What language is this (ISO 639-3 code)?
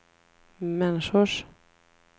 swe